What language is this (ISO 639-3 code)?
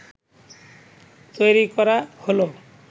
ben